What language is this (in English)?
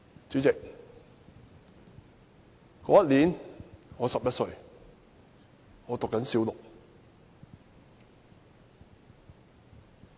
Cantonese